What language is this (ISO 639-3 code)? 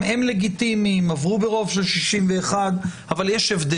heb